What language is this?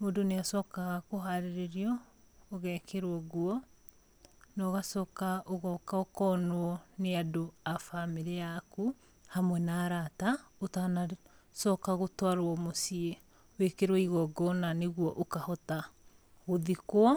Kikuyu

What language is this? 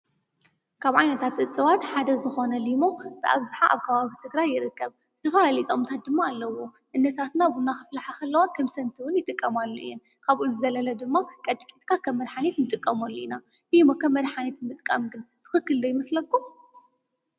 Tigrinya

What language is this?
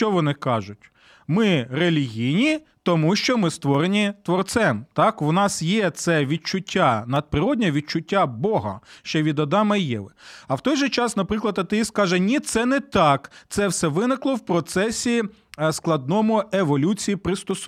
Ukrainian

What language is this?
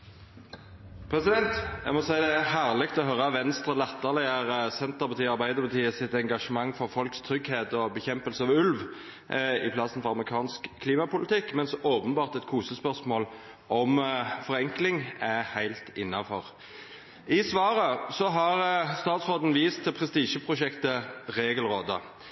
Norwegian Nynorsk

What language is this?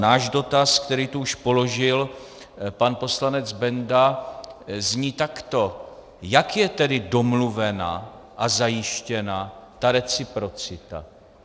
Czech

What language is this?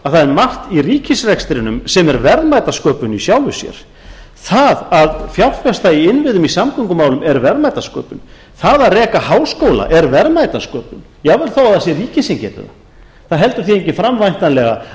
Icelandic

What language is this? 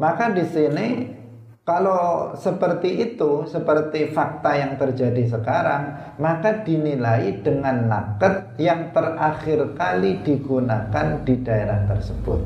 Indonesian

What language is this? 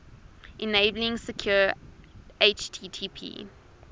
English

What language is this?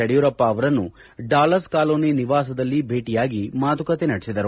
Kannada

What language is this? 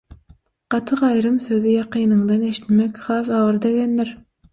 Turkmen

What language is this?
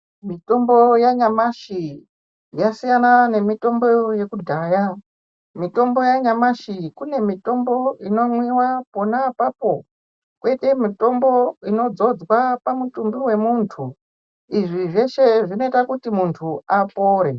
Ndau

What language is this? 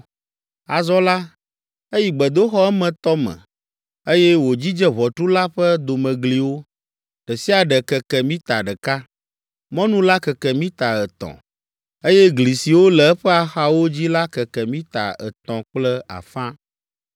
Ewe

